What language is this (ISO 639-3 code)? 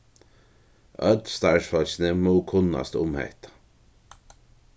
fao